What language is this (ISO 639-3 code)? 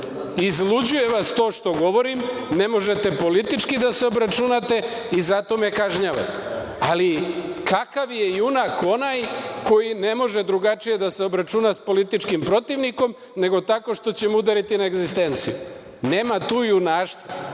srp